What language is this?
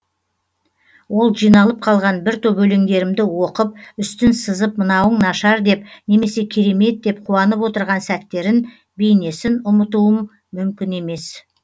Kazakh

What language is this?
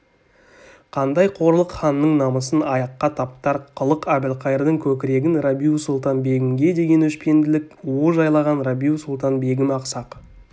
Kazakh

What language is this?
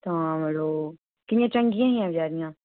Dogri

